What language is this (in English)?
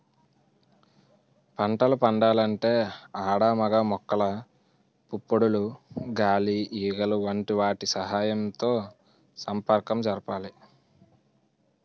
Telugu